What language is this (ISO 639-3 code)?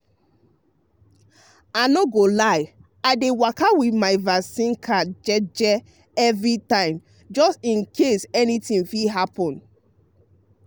pcm